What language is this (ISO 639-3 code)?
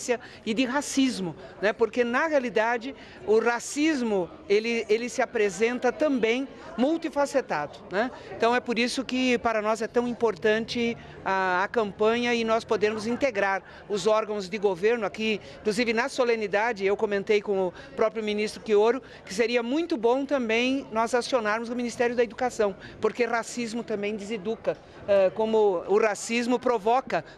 por